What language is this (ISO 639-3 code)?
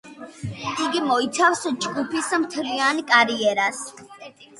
kat